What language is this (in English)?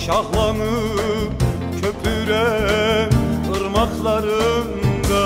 Turkish